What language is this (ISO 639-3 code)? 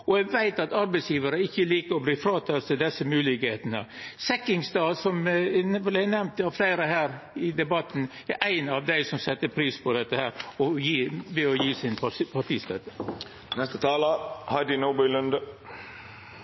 nno